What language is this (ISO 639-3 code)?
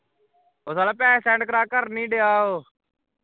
pan